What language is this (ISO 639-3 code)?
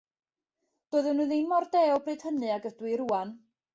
cym